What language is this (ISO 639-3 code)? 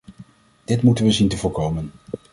nld